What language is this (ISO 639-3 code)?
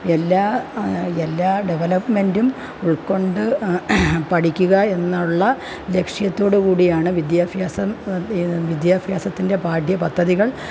mal